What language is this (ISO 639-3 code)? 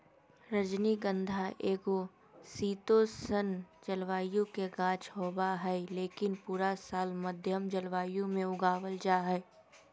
mag